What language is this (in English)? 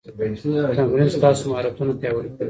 Pashto